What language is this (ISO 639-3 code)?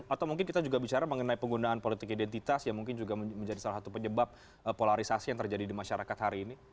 ind